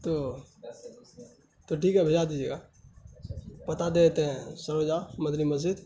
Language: Urdu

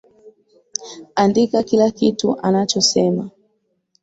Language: Swahili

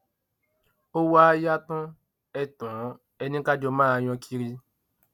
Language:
Yoruba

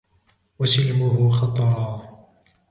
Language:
Arabic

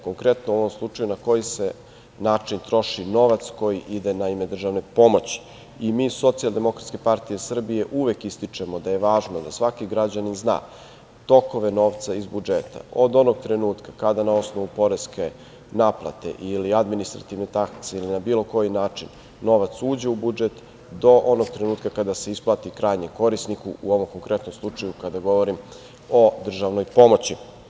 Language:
Serbian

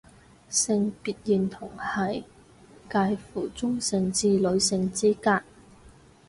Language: Cantonese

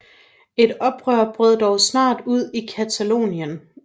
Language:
Danish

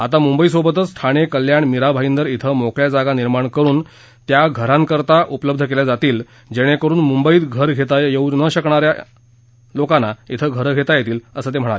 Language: Marathi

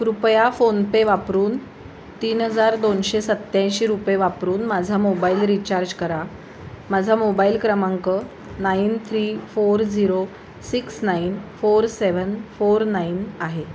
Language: Marathi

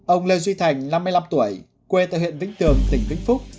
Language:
Vietnamese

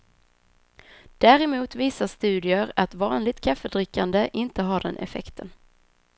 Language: Swedish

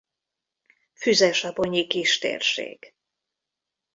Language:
Hungarian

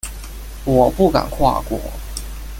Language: Chinese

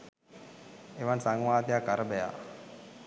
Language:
Sinhala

